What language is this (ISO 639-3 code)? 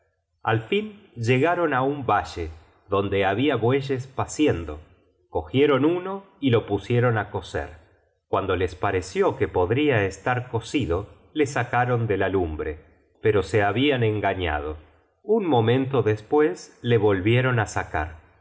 spa